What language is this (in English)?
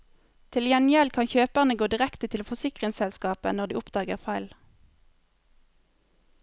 Norwegian